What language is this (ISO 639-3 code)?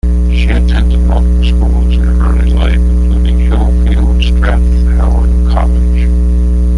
eng